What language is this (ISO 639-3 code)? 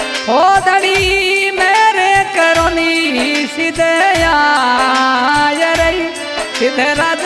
hin